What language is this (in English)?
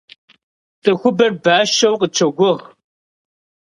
Kabardian